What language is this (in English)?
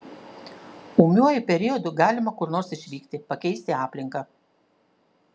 Lithuanian